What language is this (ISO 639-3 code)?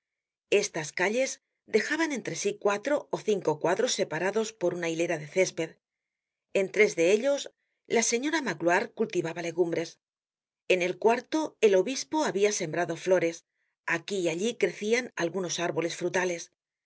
spa